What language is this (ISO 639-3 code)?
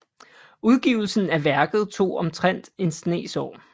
dan